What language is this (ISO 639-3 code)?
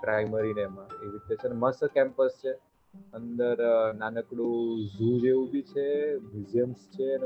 guj